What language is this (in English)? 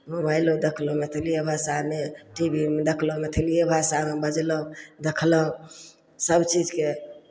Maithili